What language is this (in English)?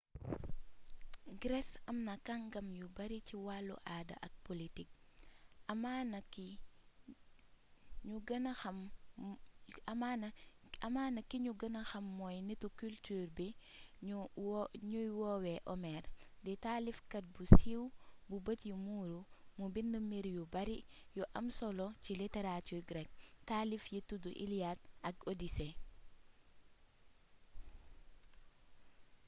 Wolof